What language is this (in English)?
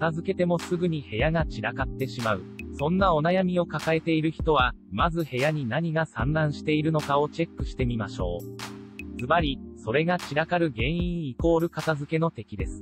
Japanese